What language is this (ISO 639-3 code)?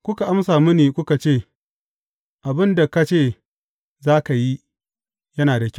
hau